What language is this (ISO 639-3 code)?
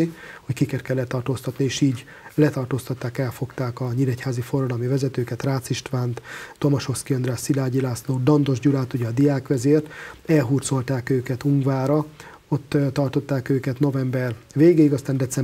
hun